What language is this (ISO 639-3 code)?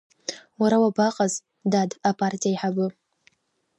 abk